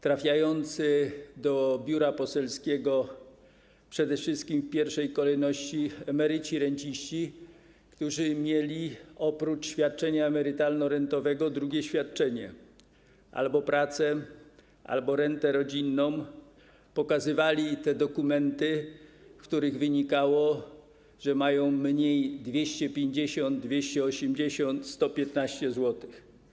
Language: Polish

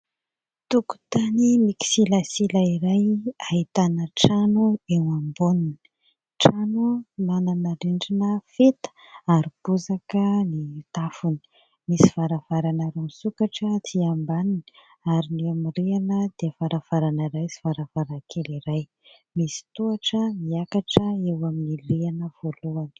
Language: Malagasy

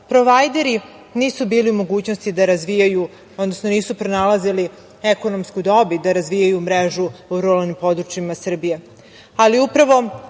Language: Serbian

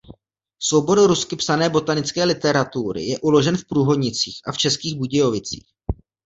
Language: Czech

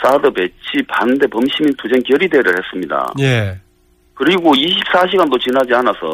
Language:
Korean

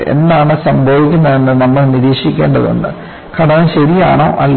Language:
Malayalam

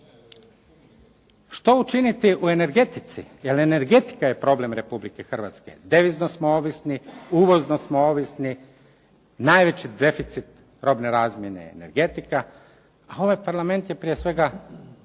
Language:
Croatian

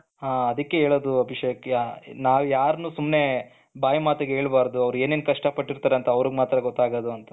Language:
Kannada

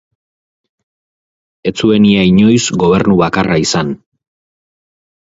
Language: Basque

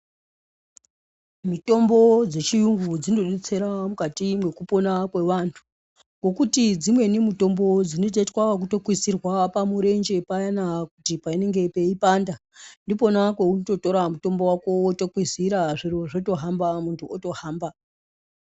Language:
Ndau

